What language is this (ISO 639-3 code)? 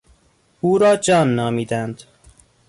fas